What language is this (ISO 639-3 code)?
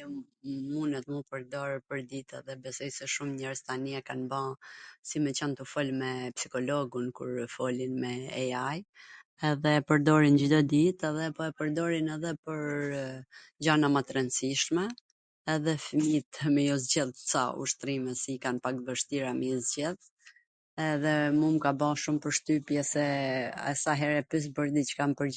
aln